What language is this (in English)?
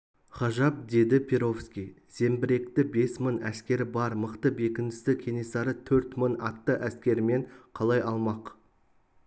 Kazakh